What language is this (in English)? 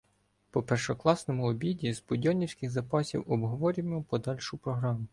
Ukrainian